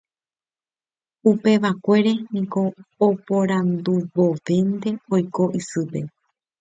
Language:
Guarani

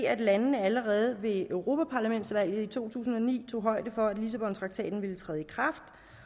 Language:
Danish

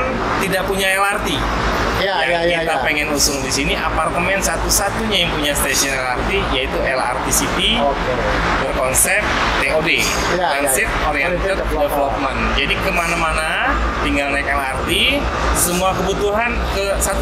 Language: Indonesian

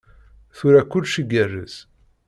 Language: Kabyle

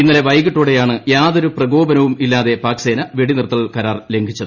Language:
Malayalam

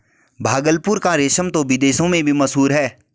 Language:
Hindi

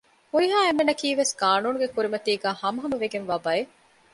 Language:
Divehi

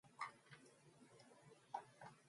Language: Mongolian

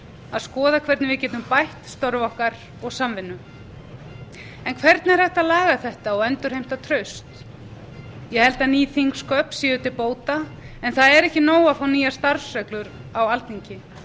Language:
Icelandic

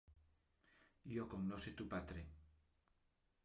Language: Interlingua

